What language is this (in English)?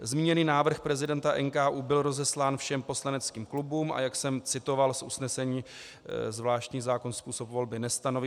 Czech